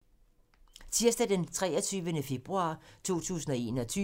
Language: Danish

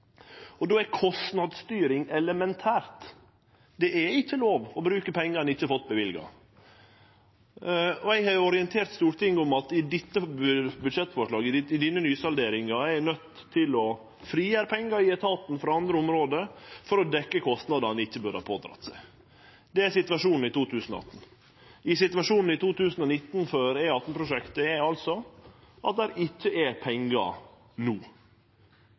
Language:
Norwegian Nynorsk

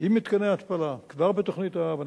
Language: Hebrew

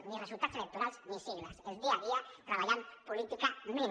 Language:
Catalan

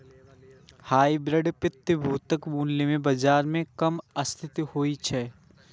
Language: Maithili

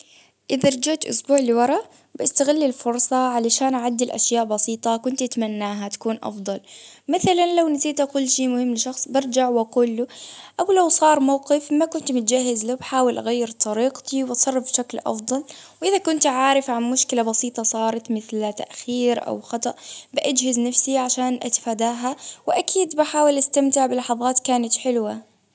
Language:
Baharna Arabic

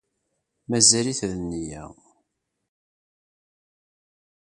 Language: Kabyle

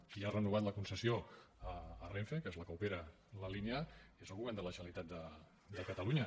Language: Catalan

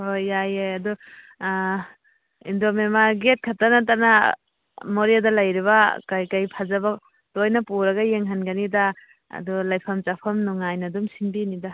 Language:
Manipuri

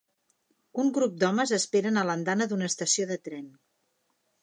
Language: Catalan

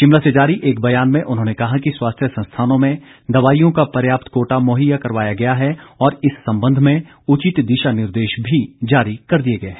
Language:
Hindi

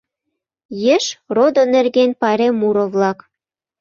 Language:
Mari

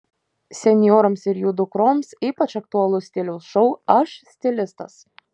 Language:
Lithuanian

